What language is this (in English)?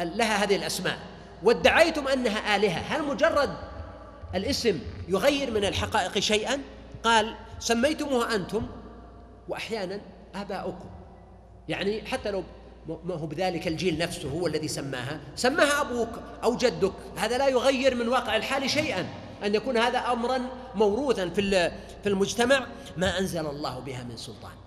Arabic